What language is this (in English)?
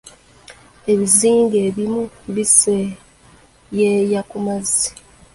Ganda